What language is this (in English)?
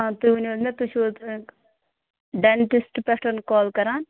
Kashmiri